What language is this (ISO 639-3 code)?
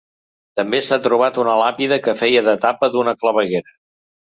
cat